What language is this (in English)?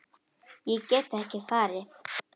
Icelandic